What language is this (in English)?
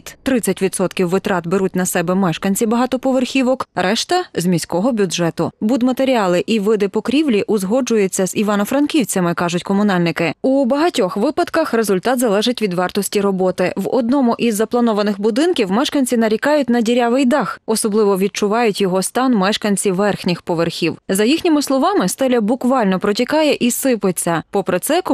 Ukrainian